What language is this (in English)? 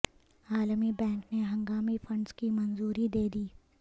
Urdu